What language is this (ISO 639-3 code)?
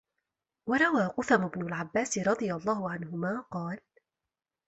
ara